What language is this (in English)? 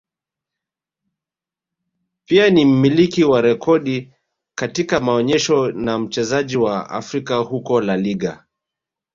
Swahili